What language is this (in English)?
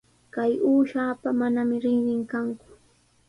Sihuas Ancash Quechua